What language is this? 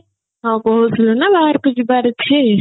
Odia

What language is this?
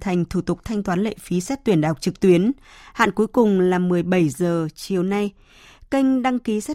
Vietnamese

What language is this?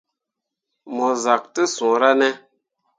Mundang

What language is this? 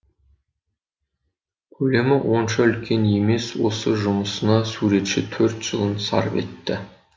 Kazakh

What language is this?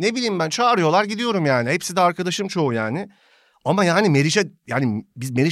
Turkish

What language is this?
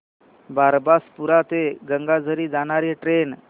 Marathi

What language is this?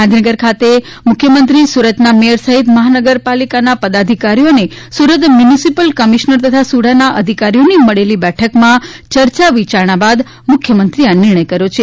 Gujarati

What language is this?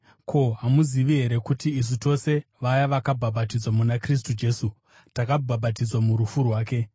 Shona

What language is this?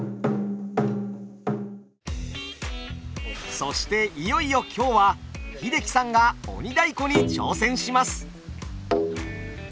Japanese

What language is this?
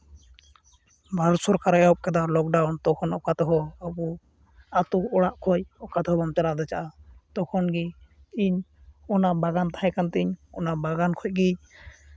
Santali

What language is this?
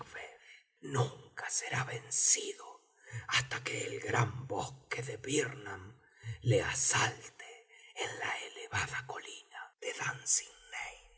Spanish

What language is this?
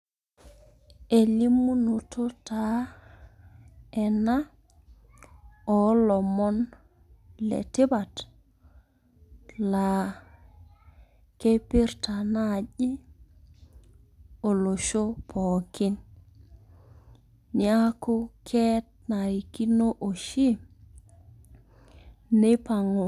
Masai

